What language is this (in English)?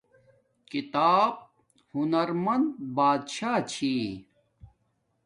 Domaaki